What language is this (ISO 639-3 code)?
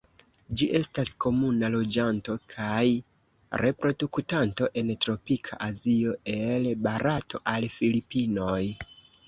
epo